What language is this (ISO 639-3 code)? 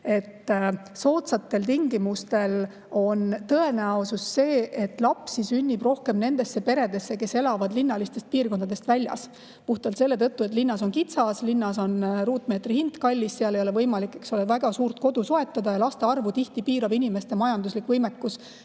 est